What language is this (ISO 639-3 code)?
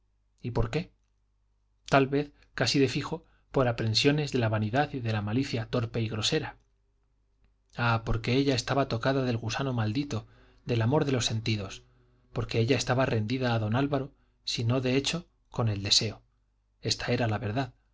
spa